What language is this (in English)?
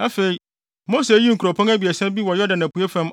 Akan